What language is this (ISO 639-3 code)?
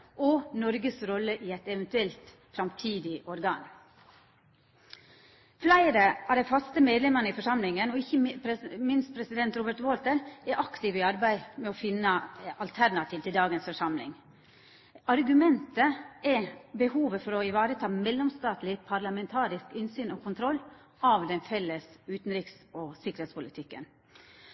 nno